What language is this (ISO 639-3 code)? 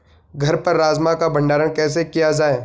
hin